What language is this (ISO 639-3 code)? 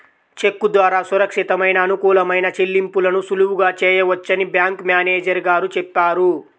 tel